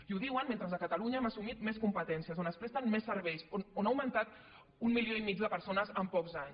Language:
Catalan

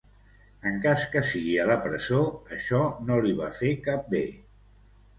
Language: Catalan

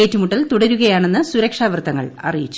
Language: Malayalam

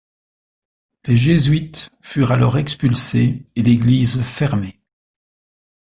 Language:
French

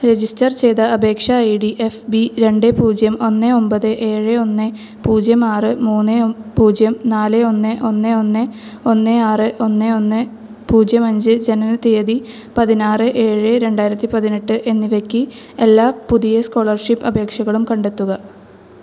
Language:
Malayalam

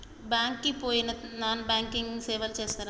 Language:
Telugu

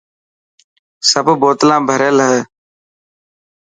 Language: Dhatki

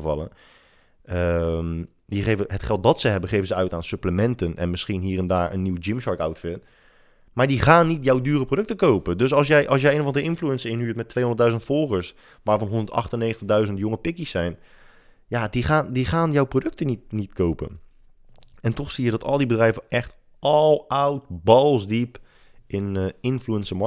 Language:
Dutch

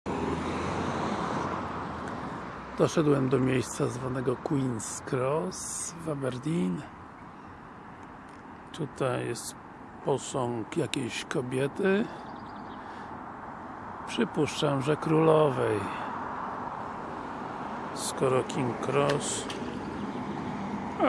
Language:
Polish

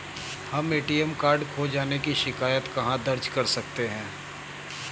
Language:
Hindi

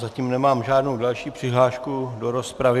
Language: Czech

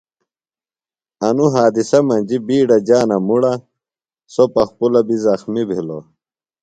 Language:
Phalura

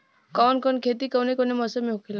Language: Bhojpuri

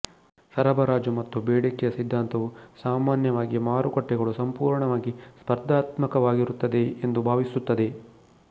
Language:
Kannada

